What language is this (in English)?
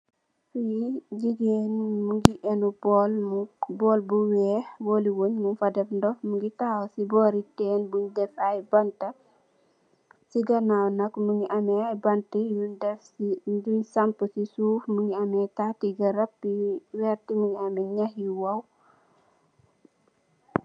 Wolof